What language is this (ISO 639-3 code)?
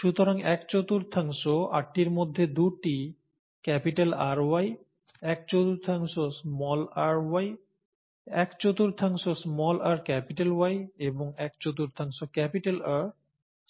ben